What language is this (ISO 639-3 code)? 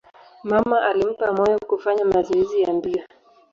swa